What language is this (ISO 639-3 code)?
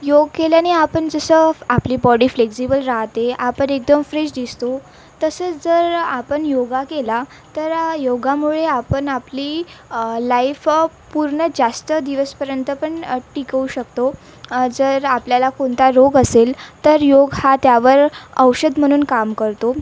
mar